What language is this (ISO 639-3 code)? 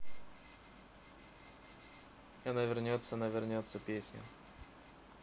rus